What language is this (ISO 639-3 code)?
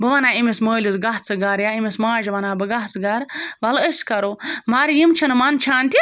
kas